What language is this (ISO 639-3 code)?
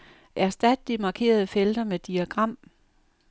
dan